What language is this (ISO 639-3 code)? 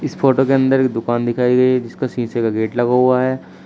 hin